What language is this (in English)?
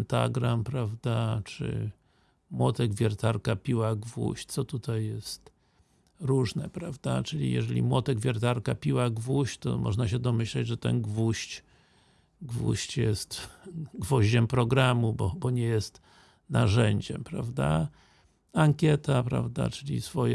Polish